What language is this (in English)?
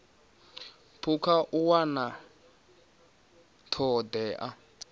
Venda